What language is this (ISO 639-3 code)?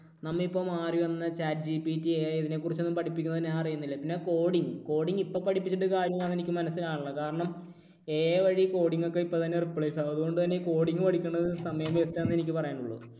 mal